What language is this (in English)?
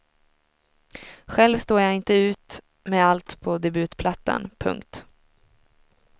Swedish